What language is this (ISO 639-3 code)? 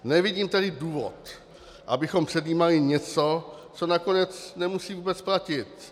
ces